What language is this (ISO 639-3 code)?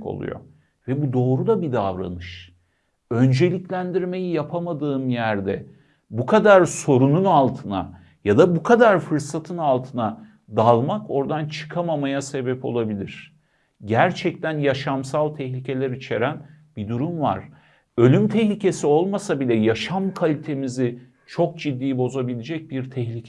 tur